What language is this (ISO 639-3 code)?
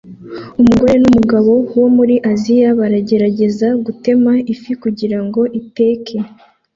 kin